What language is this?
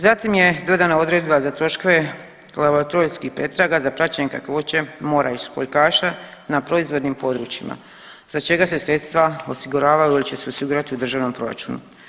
Croatian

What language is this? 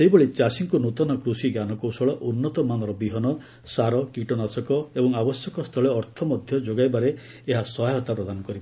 Odia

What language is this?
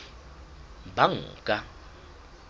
Southern Sotho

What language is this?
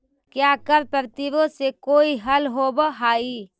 Magahi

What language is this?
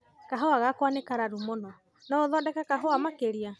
Kikuyu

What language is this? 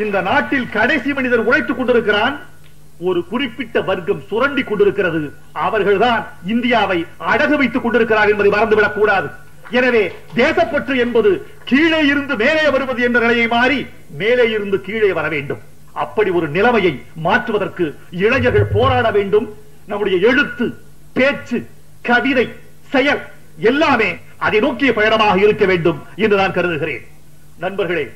Turkish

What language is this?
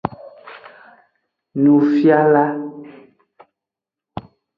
Aja (Benin)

